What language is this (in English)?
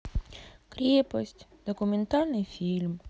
Russian